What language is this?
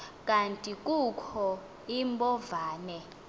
Xhosa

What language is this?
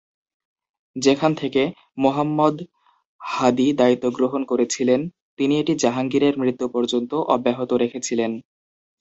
Bangla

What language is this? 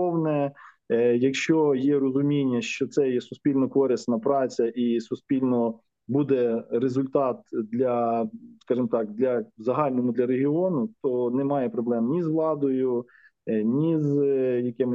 Ukrainian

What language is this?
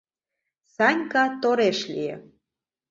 Mari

